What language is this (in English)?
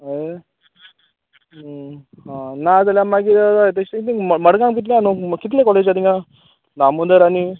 Konkani